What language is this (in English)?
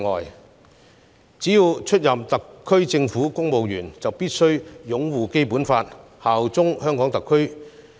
Cantonese